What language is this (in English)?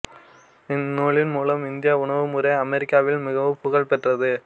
Tamil